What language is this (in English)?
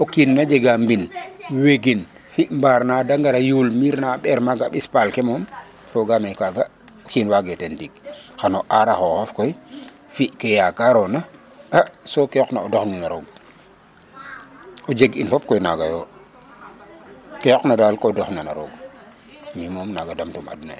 Serer